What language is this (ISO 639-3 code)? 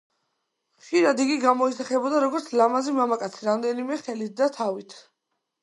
kat